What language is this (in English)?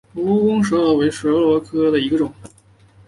Chinese